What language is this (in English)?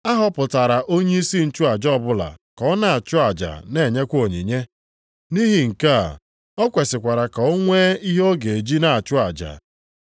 Igbo